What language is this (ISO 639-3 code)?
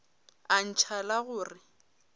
nso